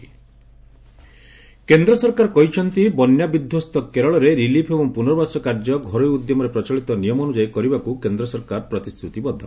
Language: Odia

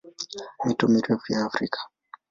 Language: Swahili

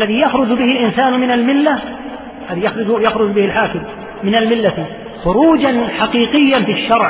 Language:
Arabic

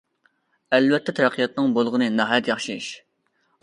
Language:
Uyghur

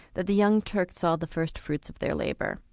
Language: English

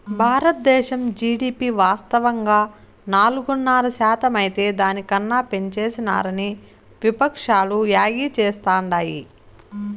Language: Telugu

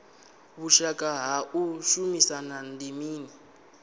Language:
Venda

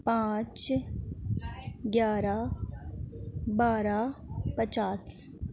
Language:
Urdu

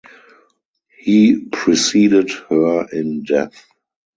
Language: English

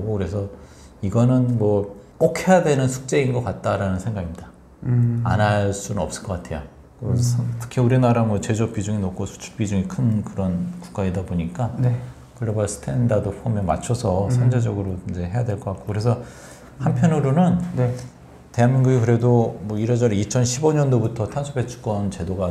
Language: Korean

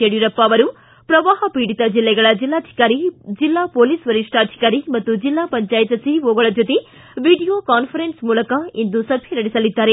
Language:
Kannada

